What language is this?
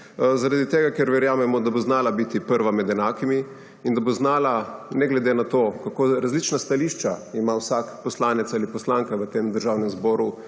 Slovenian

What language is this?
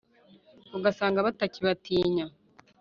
Kinyarwanda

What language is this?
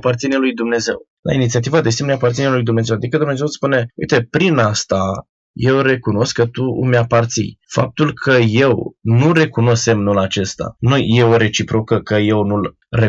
Romanian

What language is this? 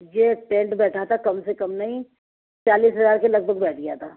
Urdu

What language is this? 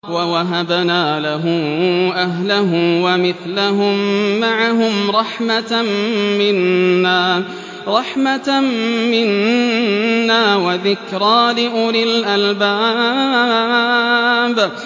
Arabic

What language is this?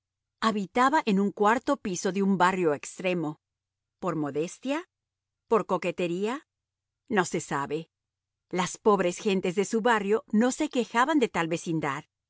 Spanish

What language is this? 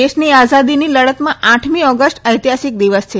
Gujarati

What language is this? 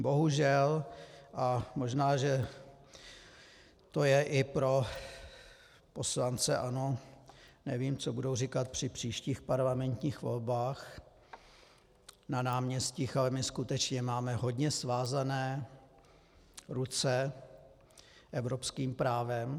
Czech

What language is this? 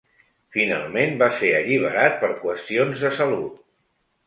Catalan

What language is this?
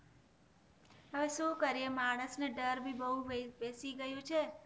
Gujarati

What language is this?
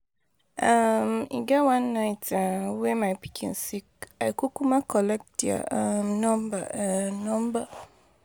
Nigerian Pidgin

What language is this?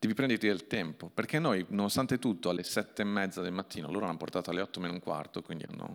Italian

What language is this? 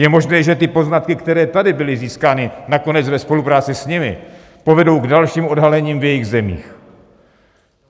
Czech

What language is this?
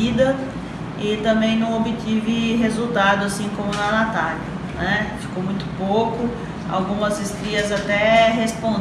Portuguese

